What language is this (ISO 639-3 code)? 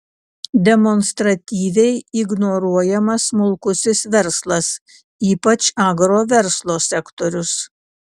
lit